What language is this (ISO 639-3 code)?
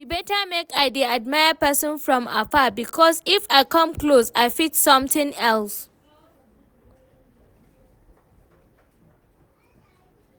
pcm